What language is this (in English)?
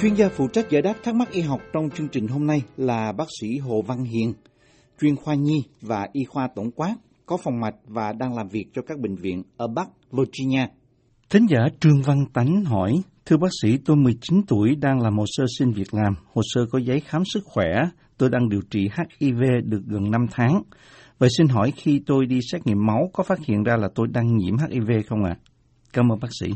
Vietnamese